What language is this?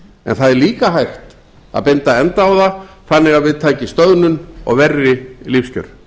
Icelandic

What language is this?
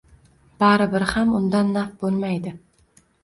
Uzbek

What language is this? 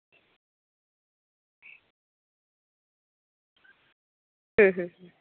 Santali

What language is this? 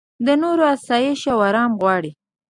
Pashto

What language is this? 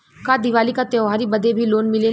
Bhojpuri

